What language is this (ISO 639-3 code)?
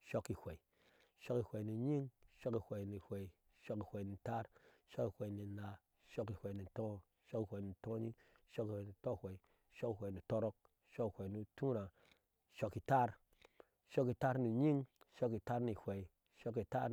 ahs